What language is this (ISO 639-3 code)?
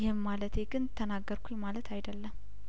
amh